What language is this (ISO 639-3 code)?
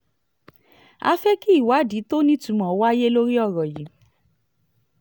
yor